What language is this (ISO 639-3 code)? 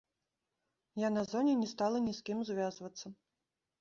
bel